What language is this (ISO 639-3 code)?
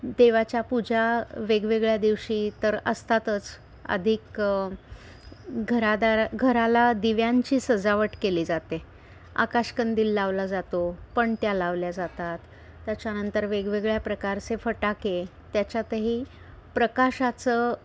mar